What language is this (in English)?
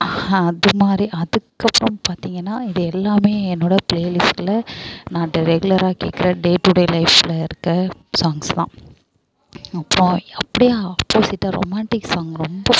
Tamil